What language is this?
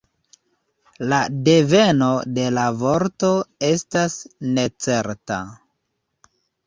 Esperanto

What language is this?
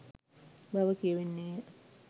Sinhala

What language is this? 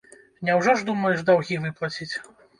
Belarusian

